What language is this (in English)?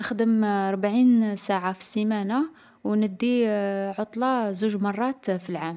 Algerian Arabic